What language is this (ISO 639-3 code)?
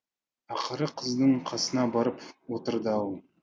kaz